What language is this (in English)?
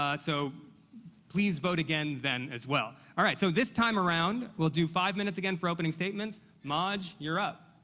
English